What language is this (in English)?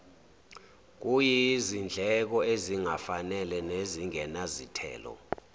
Zulu